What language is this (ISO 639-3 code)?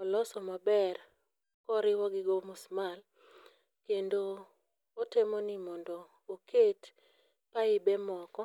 luo